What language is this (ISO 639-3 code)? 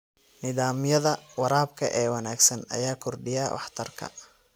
som